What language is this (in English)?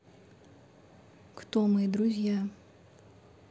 Russian